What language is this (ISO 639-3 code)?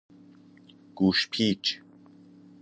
fas